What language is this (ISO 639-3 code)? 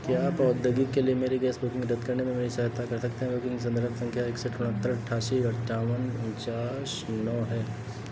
hin